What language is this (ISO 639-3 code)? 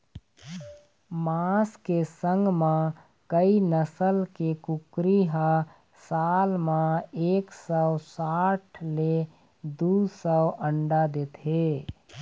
hne